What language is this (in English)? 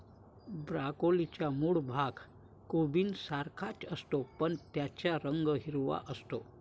Marathi